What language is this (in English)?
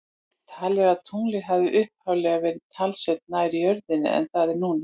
Icelandic